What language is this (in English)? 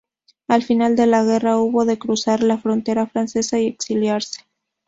Spanish